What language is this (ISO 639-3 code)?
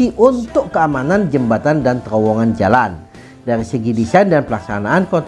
ind